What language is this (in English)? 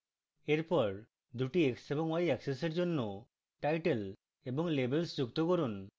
Bangla